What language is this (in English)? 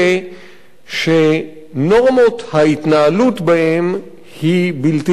Hebrew